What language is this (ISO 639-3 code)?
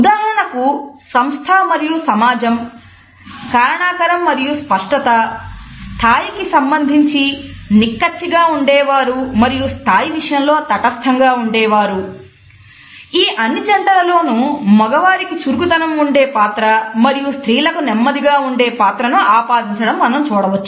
tel